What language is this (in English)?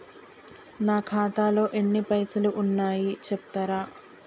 Telugu